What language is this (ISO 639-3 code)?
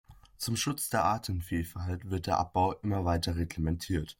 deu